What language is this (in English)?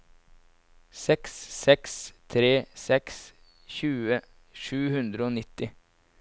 Norwegian